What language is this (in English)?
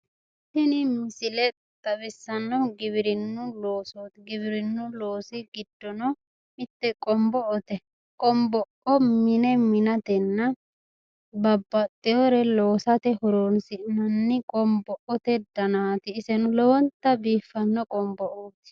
Sidamo